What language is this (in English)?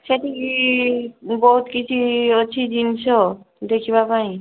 Odia